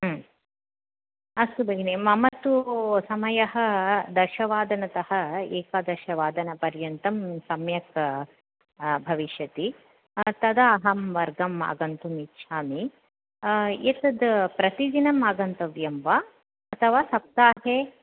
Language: Sanskrit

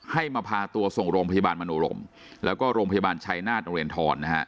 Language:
Thai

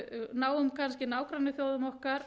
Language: Icelandic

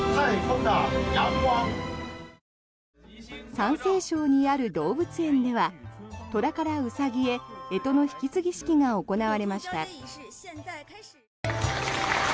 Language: Japanese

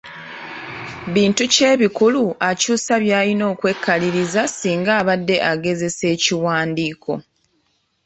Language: Ganda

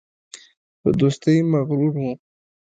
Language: Pashto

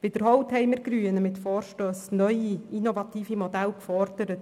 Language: Swiss German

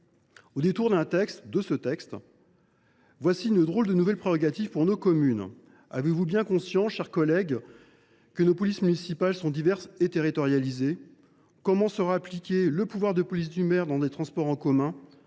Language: French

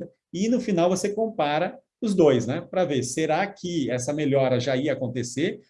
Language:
Portuguese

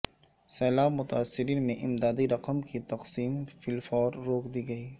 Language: Urdu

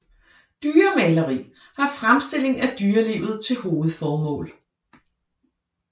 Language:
Danish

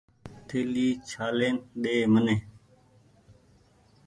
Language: Goaria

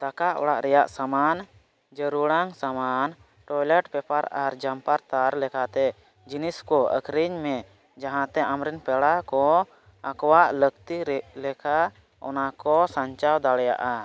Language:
Santali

